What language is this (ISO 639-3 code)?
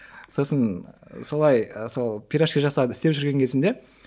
kaz